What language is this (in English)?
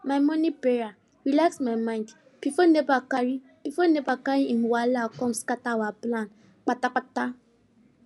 Nigerian Pidgin